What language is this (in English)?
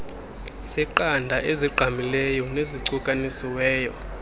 Xhosa